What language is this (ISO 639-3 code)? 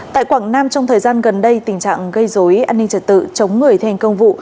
vie